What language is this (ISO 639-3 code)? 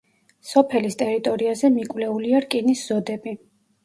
kat